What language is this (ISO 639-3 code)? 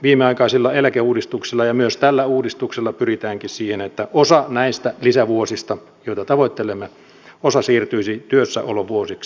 fin